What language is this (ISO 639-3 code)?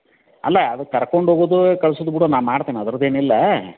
kan